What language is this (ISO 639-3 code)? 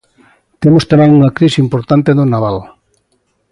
glg